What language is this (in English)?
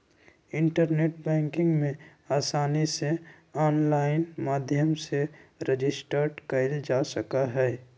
Magahi